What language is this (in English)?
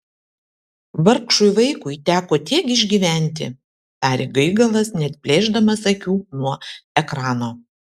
Lithuanian